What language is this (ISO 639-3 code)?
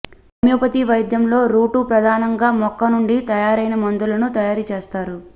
tel